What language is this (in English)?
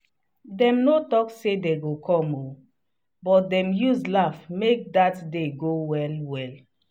Nigerian Pidgin